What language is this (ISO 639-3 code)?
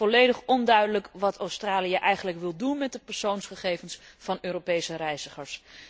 nld